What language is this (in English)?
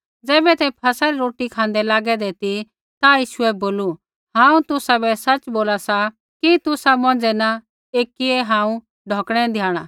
Kullu Pahari